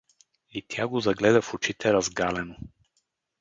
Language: Bulgarian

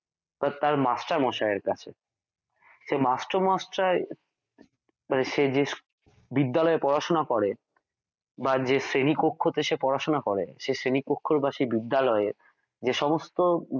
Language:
Bangla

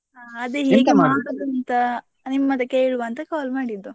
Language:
Kannada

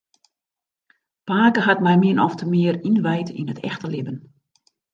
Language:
Western Frisian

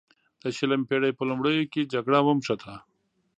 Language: Pashto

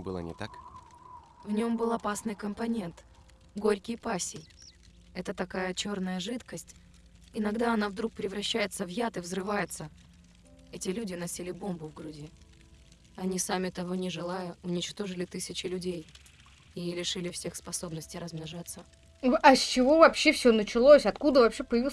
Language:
Russian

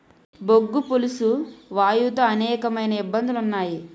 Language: Telugu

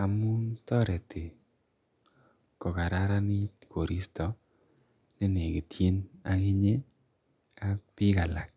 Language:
Kalenjin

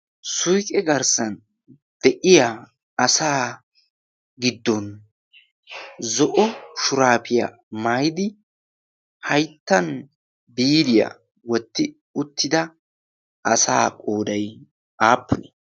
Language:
Wolaytta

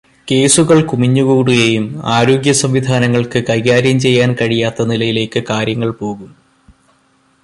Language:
Malayalam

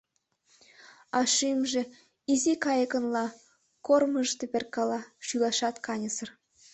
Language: Mari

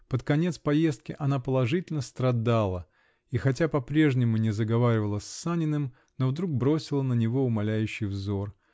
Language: Russian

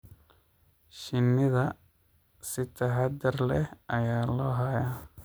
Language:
Somali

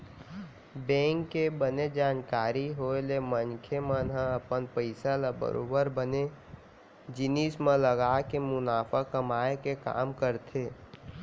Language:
Chhattisgarhi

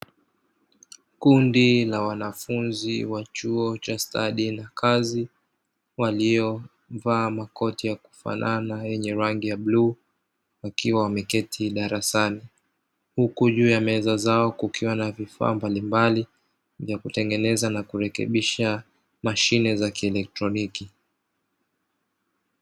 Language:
Swahili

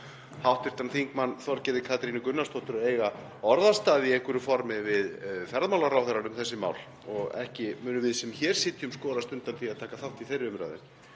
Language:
Icelandic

